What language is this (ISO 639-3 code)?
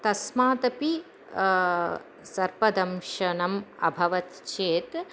san